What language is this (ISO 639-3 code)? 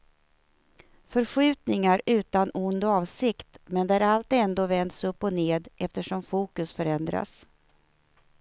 swe